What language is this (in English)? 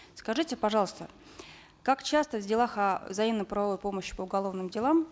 Kazakh